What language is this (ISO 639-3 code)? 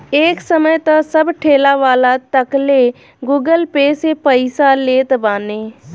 bho